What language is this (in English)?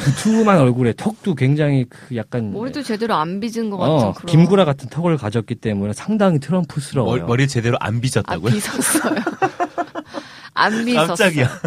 Korean